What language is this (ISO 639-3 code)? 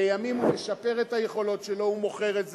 heb